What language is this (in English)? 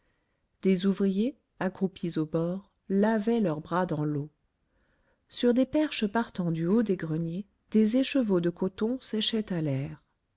French